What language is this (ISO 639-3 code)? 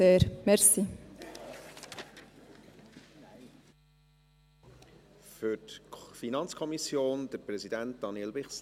gsw